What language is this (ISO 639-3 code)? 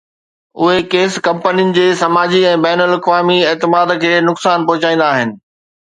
snd